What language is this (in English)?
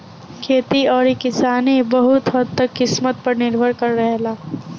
Bhojpuri